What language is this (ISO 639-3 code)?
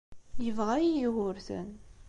kab